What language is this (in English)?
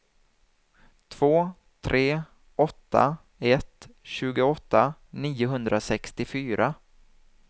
Swedish